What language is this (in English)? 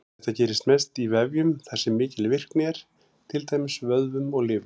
Icelandic